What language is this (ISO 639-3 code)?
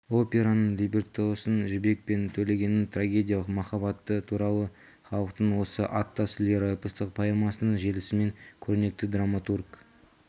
kaz